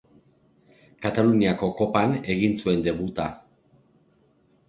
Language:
Basque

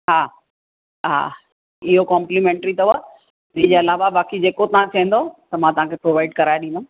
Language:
Sindhi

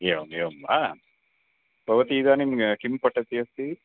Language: Sanskrit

